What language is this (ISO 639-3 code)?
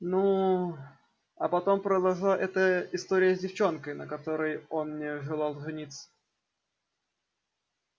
rus